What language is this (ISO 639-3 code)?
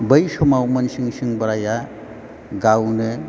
brx